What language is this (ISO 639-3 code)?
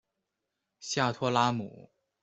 zho